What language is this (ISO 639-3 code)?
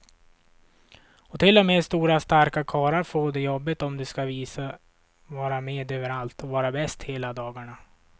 swe